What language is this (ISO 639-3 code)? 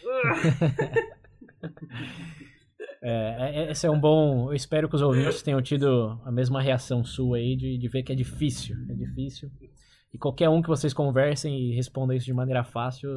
por